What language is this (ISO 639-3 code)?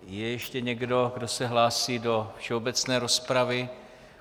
ces